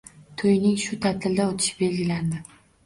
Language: Uzbek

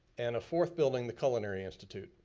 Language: English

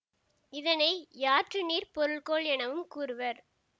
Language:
Tamil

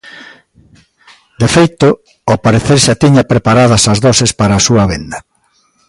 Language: Galician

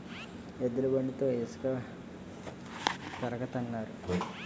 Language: Telugu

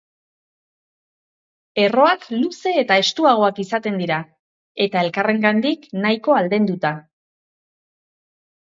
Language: Basque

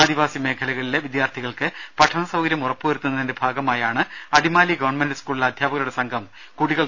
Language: Malayalam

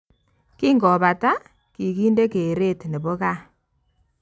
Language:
Kalenjin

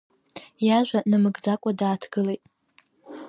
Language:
Abkhazian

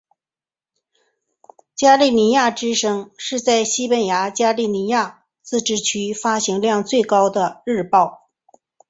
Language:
Chinese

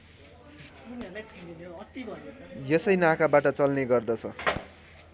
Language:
Nepali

